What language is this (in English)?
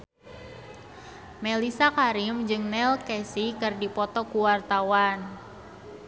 Sundanese